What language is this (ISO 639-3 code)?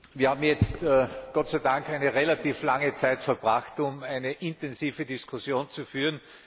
deu